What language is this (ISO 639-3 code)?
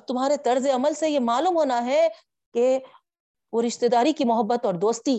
urd